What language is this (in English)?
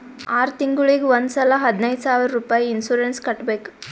Kannada